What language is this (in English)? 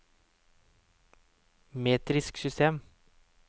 Norwegian